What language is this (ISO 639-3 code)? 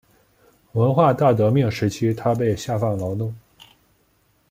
zho